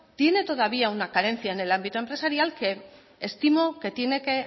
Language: Spanish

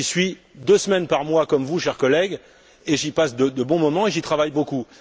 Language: French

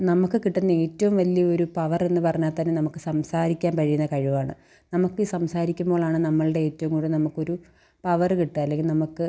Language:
Malayalam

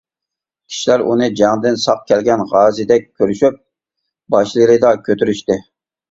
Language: Uyghur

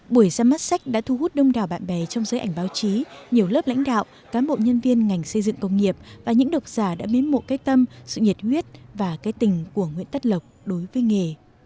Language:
Vietnamese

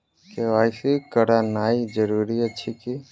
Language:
Maithili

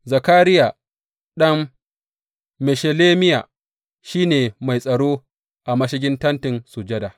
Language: Hausa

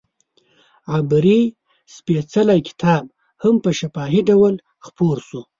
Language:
Pashto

